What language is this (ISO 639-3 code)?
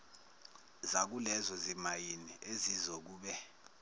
zul